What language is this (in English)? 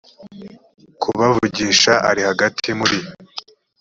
Kinyarwanda